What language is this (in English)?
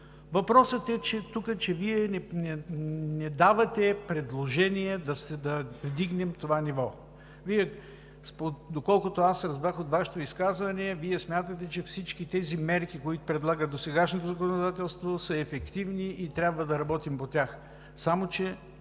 Bulgarian